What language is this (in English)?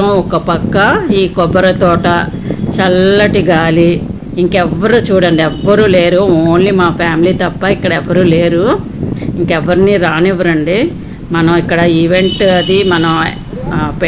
Telugu